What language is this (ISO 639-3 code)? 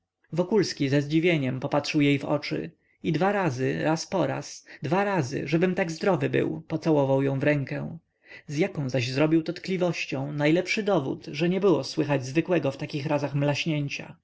pol